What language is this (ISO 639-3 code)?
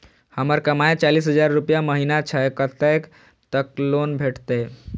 mai